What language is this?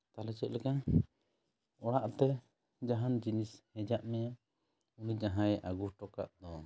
Santali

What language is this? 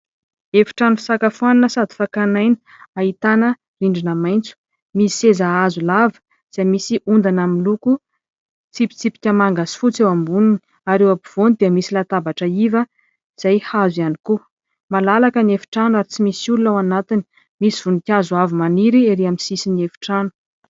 Malagasy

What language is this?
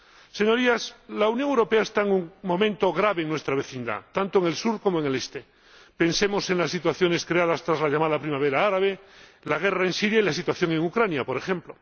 Spanish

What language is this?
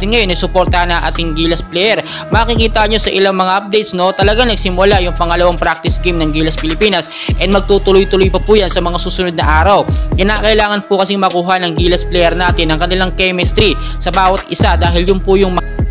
Filipino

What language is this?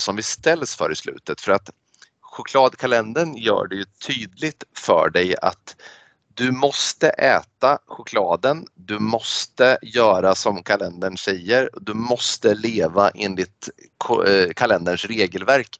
Swedish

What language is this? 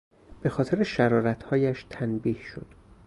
Persian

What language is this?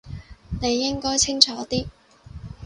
Cantonese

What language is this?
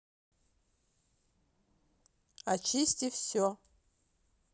Russian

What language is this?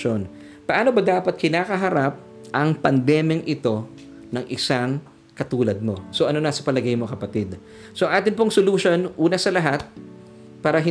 Filipino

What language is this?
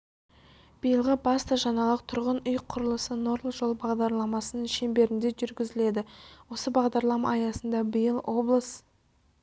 Kazakh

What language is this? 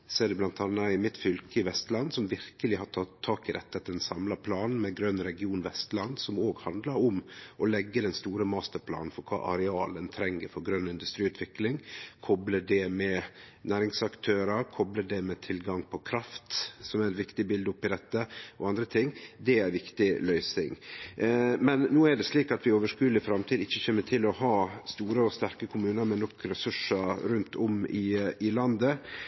Norwegian Nynorsk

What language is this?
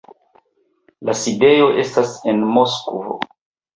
Esperanto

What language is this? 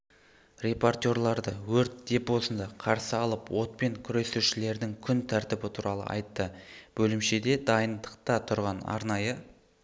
Kazakh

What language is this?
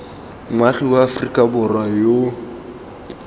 Tswana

